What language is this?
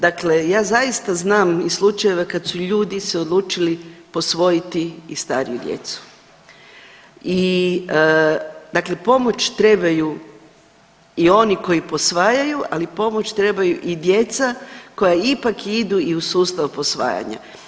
Croatian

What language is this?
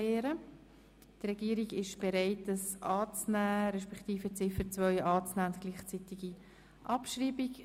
Swiss German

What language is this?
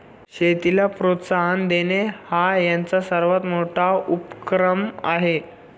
Marathi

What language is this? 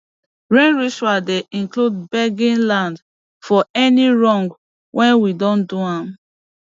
Nigerian Pidgin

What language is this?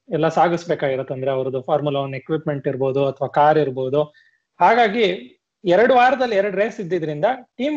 Kannada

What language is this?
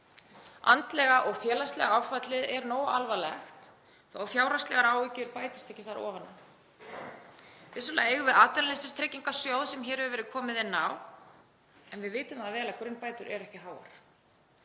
Icelandic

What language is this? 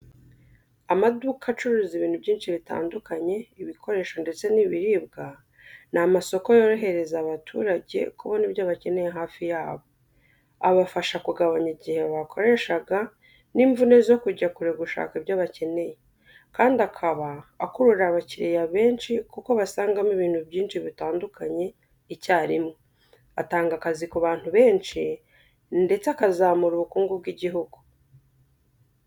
Kinyarwanda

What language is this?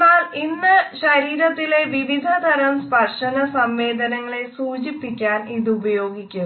Malayalam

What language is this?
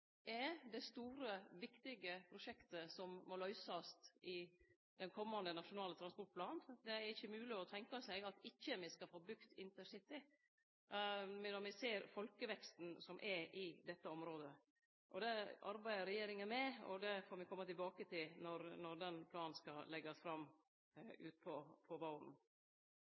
Norwegian Nynorsk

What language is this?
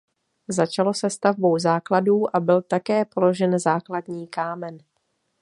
Czech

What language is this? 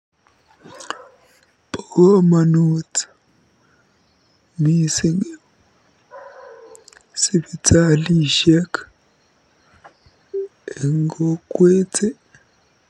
Kalenjin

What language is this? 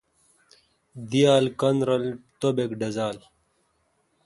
Kalkoti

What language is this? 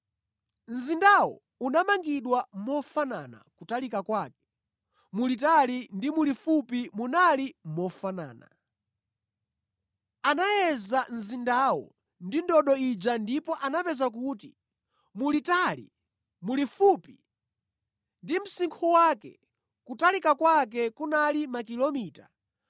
Nyanja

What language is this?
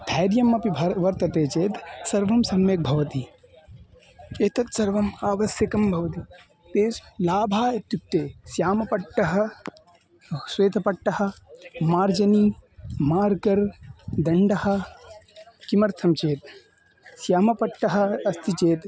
Sanskrit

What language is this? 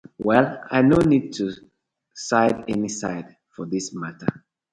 Nigerian Pidgin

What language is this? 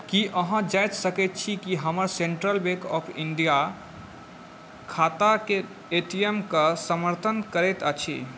Maithili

